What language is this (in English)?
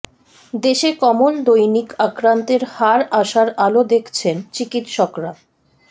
Bangla